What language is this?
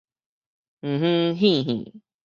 Min Nan Chinese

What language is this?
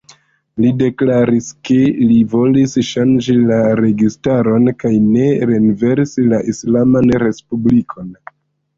Esperanto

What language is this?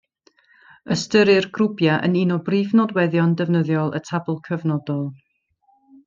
Welsh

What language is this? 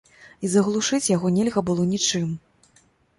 Belarusian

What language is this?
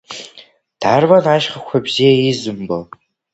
Abkhazian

